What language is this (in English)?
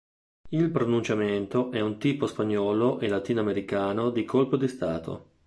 Italian